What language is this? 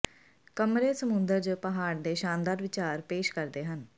Punjabi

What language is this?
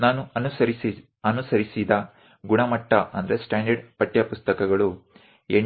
Kannada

